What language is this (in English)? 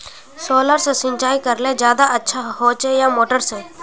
Magahi